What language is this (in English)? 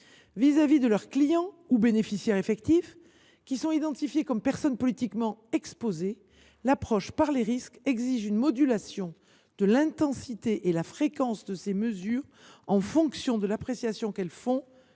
French